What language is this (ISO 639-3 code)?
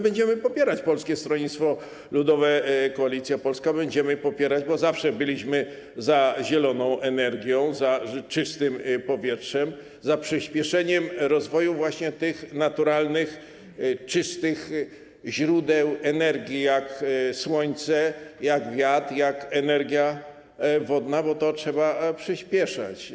pol